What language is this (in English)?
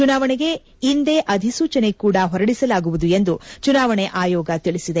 Kannada